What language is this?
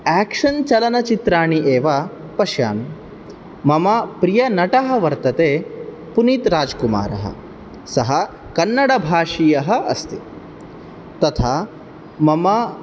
Sanskrit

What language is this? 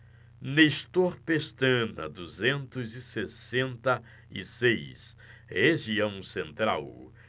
Portuguese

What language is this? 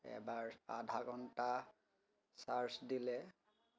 Assamese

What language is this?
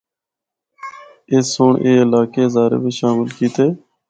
Northern Hindko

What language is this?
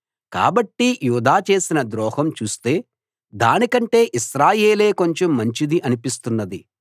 Telugu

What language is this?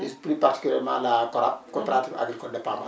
Wolof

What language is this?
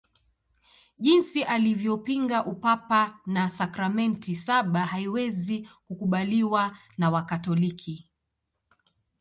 Swahili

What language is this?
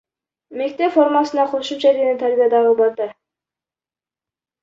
Kyrgyz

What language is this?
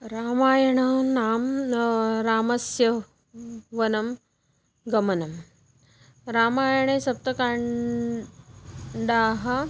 Sanskrit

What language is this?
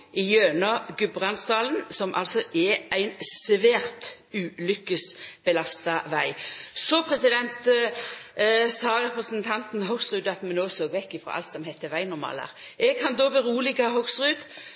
Norwegian Nynorsk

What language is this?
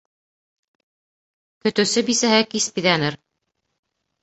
Bashkir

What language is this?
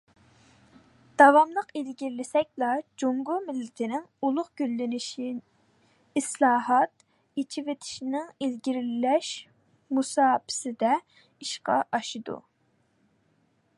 Uyghur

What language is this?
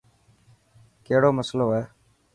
Dhatki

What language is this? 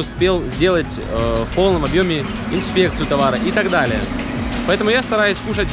Russian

